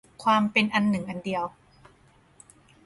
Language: Thai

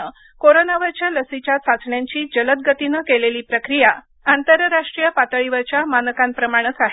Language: Marathi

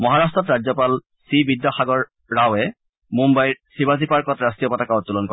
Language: Assamese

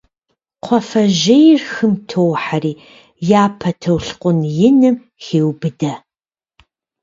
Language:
Kabardian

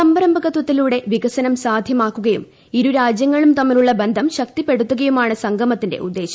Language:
Malayalam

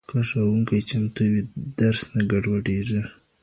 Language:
Pashto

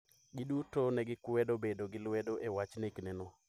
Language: Luo (Kenya and Tanzania)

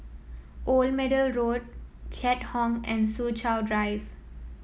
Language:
English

